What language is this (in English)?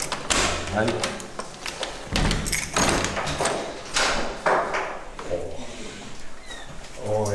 Polish